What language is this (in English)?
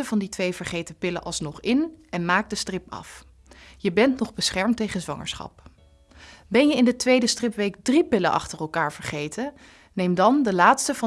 Dutch